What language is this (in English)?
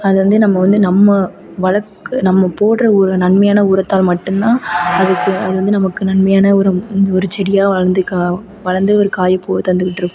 Tamil